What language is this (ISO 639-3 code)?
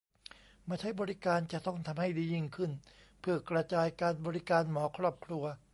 tha